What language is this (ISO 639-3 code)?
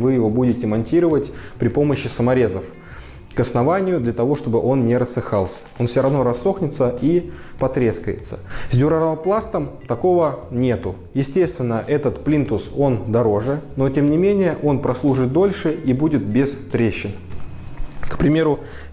rus